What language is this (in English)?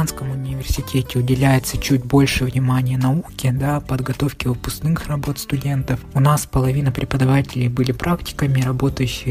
Russian